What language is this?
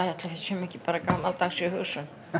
Icelandic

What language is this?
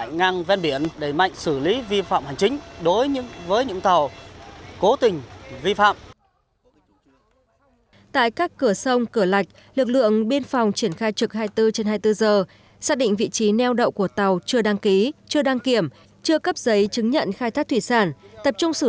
Vietnamese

